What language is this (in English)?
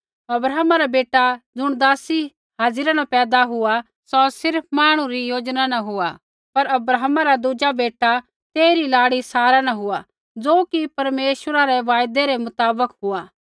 Kullu Pahari